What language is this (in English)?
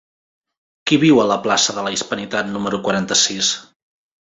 Catalan